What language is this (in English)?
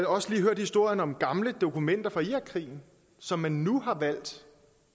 Danish